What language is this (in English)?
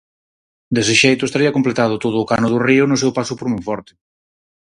Galician